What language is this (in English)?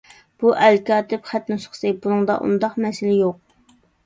Uyghur